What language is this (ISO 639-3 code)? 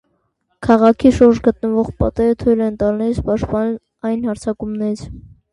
hye